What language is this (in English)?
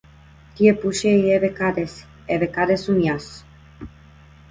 Macedonian